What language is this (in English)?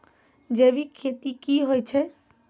Maithili